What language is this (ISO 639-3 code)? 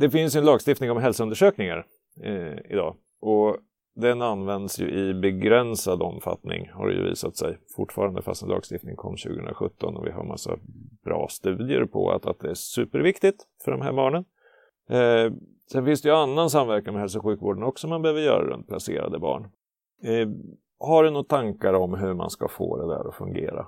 swe